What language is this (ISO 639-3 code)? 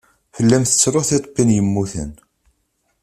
kab